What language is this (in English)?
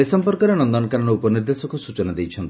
Odia